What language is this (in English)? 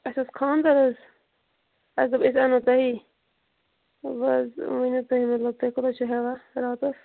Kashmiri